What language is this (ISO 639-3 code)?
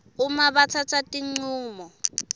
ssw